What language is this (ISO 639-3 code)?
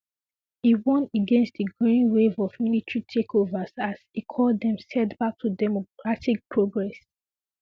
pcm